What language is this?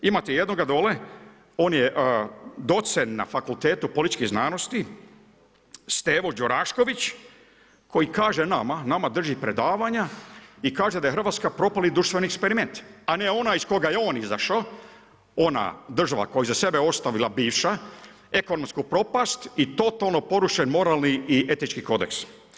Croatian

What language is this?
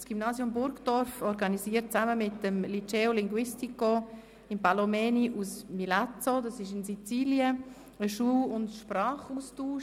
Swiss German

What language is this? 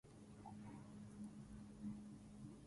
Swahili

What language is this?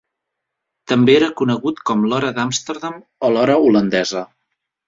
Catalan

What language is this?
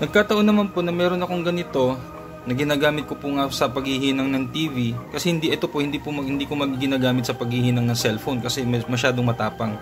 Filipino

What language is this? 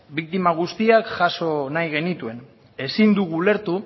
Basque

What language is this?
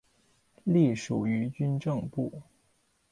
Chinese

